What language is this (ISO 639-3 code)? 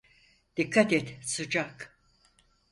tur